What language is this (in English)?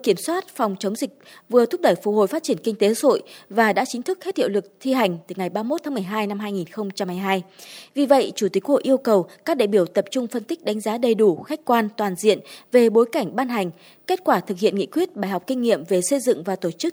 Vietnamese